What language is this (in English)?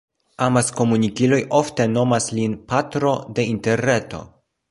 Esperanto